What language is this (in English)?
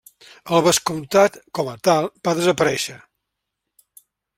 Catalan